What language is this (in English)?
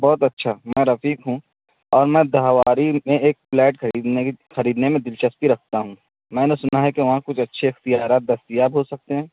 Urdu